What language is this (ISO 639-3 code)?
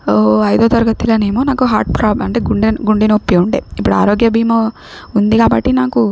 tel